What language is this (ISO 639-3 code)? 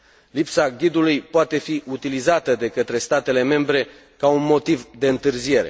ron